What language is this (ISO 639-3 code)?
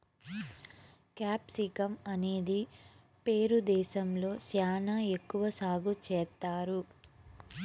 tel